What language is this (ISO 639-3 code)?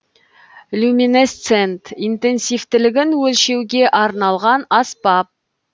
kaz